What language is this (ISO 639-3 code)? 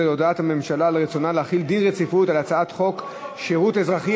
heb